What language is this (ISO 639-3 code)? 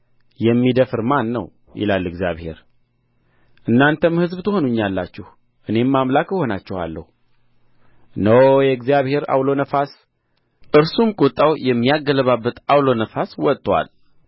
amh